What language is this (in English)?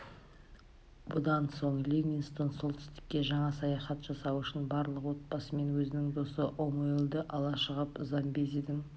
Kazakh